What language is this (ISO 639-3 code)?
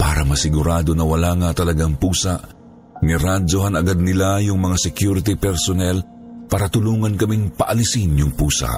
fil